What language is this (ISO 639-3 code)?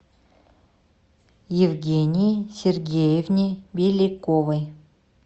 rus